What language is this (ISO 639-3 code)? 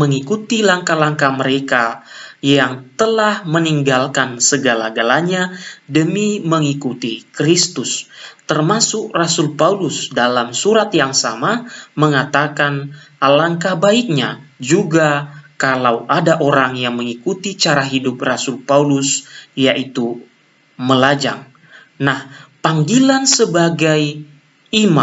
ind